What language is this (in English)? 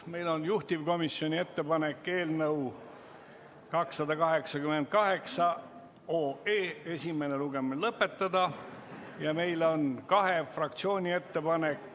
Estonian